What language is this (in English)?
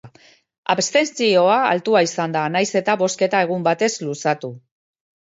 Basque